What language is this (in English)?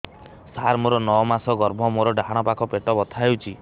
Odia